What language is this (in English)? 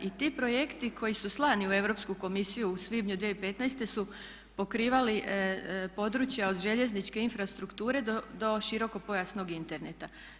Croatian